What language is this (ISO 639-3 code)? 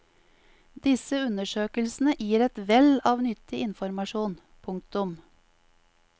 nor